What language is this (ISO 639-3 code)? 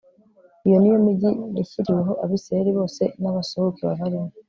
kin